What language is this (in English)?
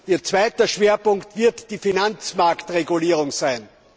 German